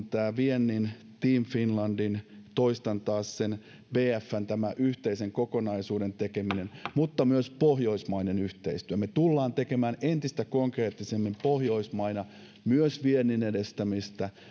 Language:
Finnish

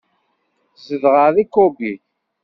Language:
Kabyle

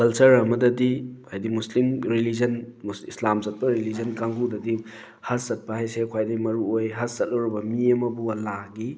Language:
Manipuri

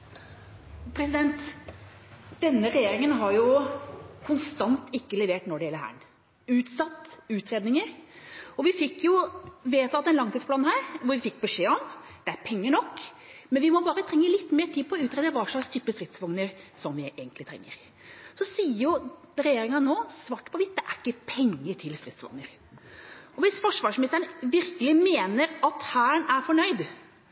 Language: Norwegian Bokmål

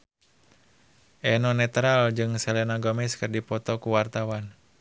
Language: Sundanese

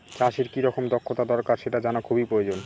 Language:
Bangla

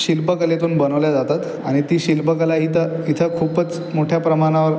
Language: Marathi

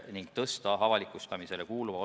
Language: Estonian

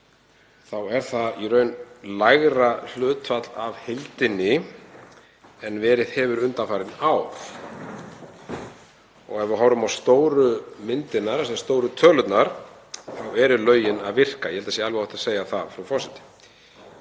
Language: Icelandic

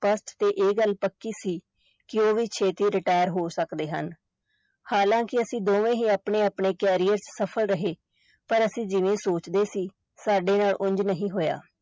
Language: Punjabi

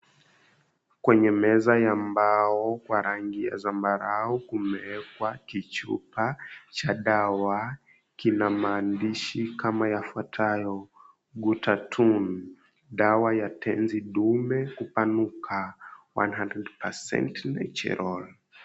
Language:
Swahili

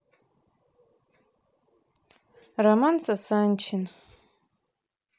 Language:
Russian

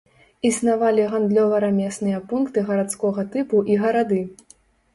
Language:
Belarusian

